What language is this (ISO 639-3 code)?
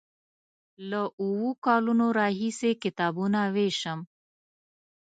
pus